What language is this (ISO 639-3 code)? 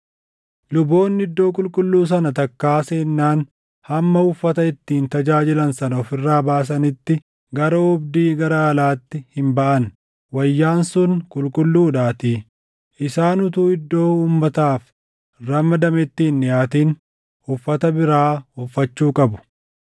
orm